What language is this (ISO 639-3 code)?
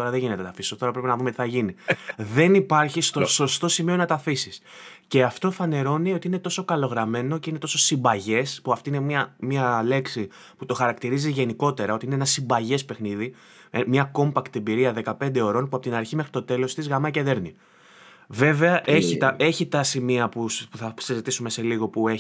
ell